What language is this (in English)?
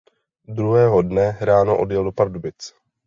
Czech